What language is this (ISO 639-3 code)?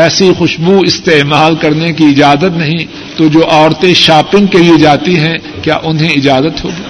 urd